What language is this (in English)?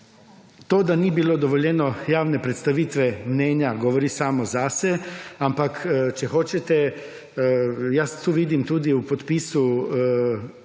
Slovenian